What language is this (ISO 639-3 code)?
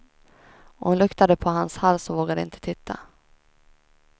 swe